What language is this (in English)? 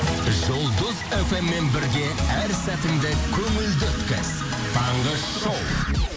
Kazakh